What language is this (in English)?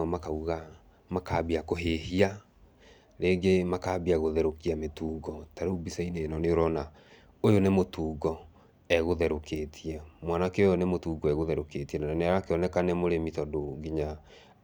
Kikuyu